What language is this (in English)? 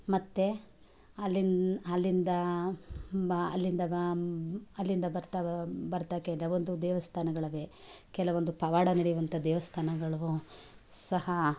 Kannada